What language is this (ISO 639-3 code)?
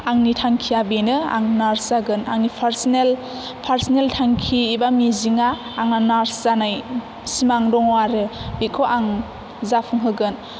brx